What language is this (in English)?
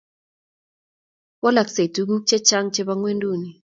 Kalenjin